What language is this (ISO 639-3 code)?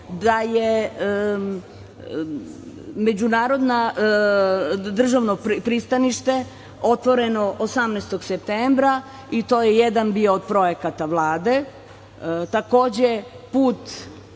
srp